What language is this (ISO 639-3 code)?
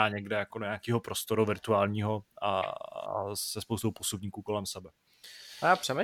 ces